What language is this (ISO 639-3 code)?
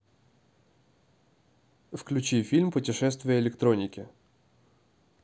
rus